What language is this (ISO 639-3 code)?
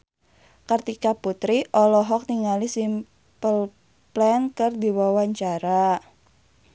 sun